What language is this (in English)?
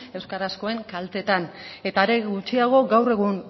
Basque